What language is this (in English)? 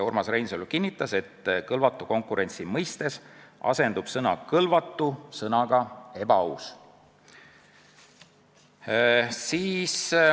Estonian